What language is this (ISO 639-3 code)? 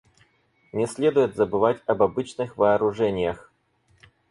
rus